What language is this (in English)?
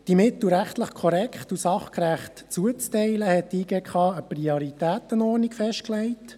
Swiss German